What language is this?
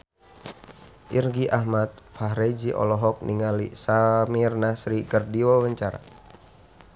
Sundanese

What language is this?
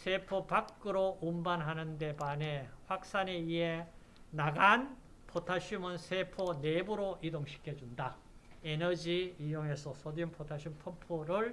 Korean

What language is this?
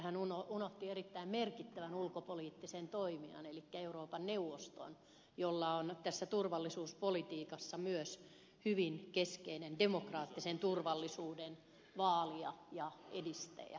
Finnish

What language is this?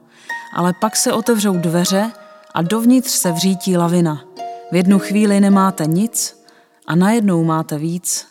Czech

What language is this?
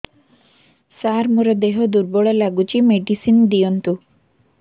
Odia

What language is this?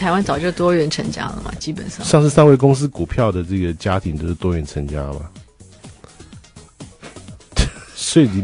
Chinese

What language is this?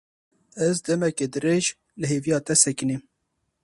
Kurdish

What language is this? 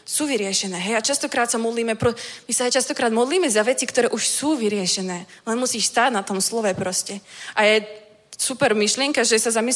Czech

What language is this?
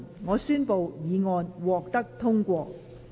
Cantonese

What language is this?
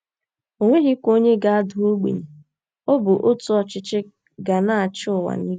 Igbo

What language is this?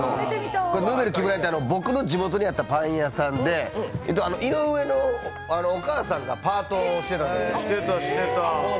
Japanese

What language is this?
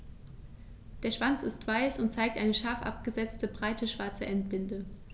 German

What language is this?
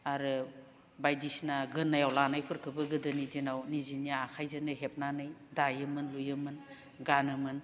Bodo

